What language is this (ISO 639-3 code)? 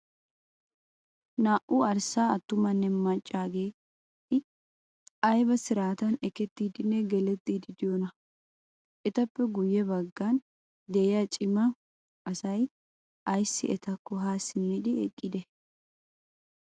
wal